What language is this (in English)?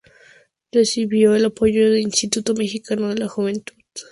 Spanish